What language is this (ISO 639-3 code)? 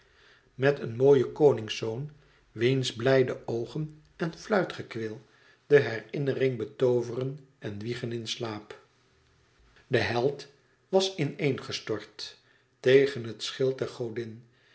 nld